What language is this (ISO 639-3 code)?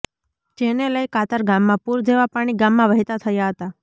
guj